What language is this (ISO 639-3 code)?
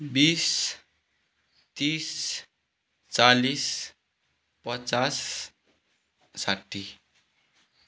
nep